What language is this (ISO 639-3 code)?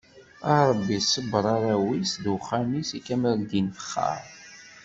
kab